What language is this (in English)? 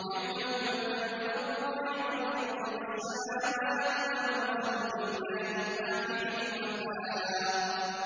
Arabic